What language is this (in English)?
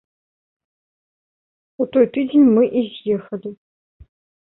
Belarusian